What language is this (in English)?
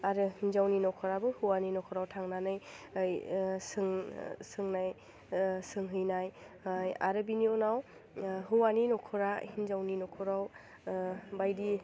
Bodo